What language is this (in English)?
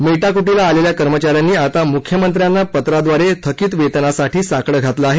Marathi